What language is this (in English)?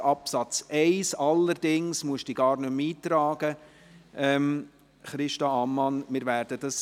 Swiss German